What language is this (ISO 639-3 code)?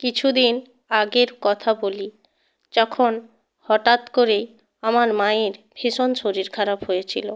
ben